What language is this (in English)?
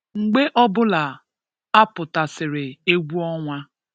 Igbo